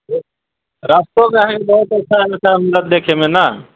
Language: Maithili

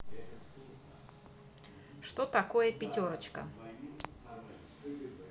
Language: Russian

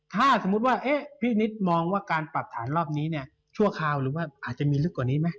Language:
Thai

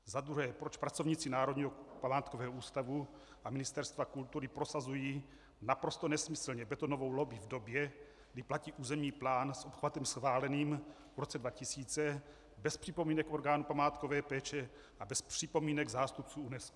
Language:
Czech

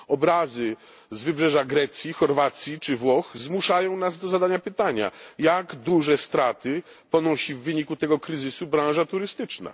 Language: Polish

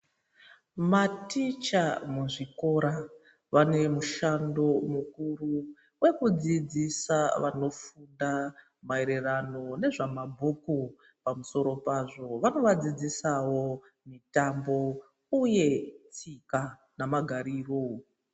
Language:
Ndau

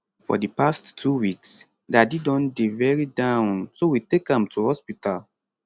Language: Nigerian Pidgin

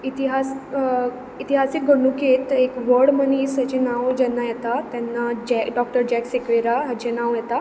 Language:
Konkani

